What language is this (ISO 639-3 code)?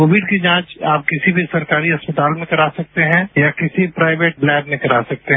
hin